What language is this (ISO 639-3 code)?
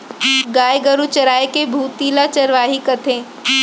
hne